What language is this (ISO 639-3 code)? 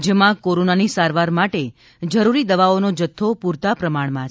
guj